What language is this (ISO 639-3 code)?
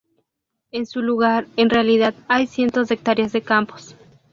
spa